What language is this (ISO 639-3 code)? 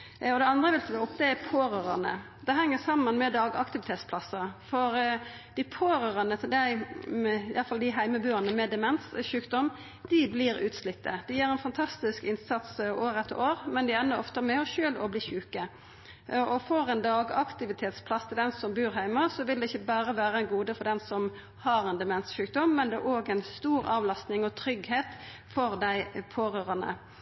nno